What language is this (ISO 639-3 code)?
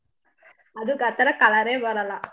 kan